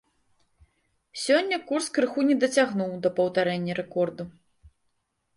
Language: Belarusian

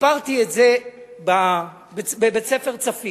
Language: Hebrew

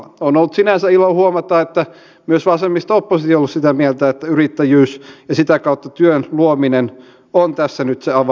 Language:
Finnish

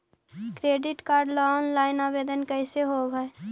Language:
Magahi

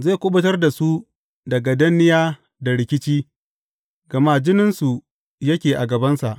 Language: Hausa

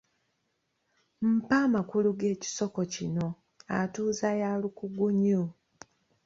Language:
Ganda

